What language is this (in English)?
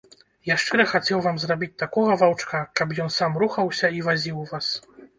Belarusian